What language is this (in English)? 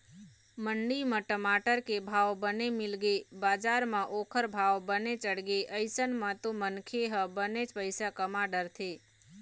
Chhattisgarhi